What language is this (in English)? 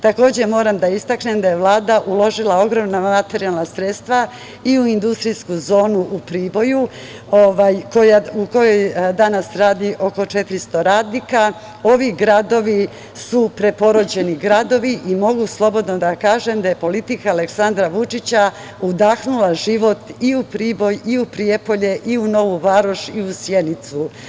Serbian